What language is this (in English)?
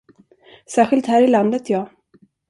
Swedish